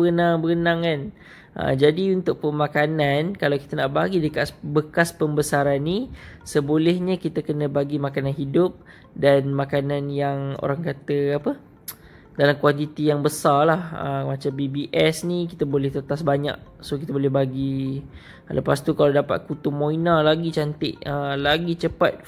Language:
Malay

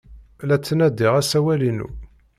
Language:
Kabyle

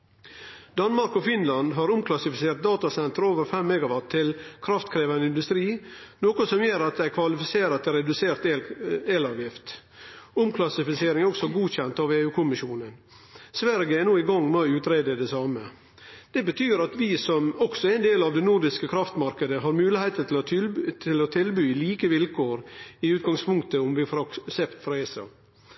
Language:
Norwegian Nynorsk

